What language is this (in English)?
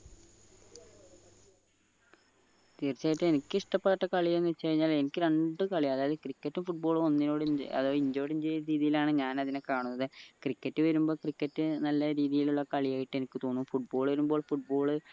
Malayalam